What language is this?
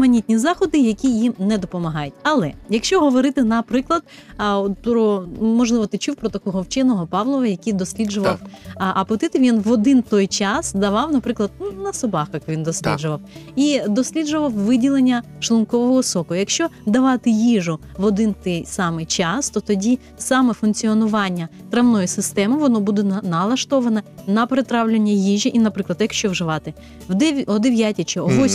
Ukrainian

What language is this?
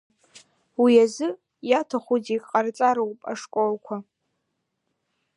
Abkhazian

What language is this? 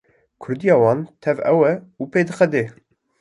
Kurdish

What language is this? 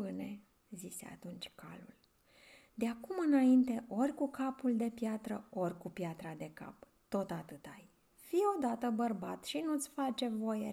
Romanian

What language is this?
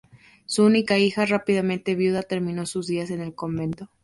Spanish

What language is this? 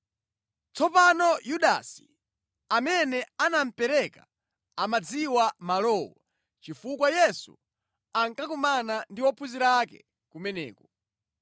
Nyanja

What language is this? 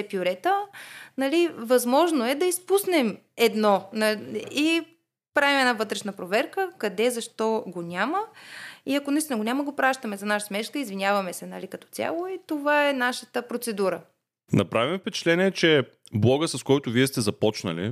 Bulgarian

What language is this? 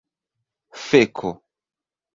Esperanto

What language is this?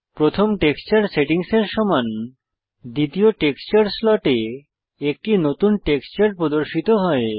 Bangla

